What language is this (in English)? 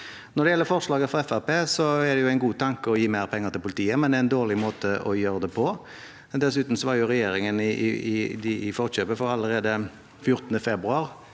Norwegian